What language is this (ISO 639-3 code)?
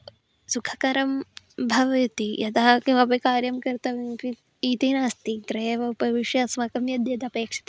san